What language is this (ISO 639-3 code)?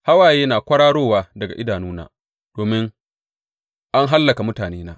hau